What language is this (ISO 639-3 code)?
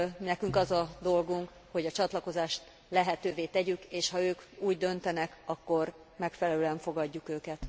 hun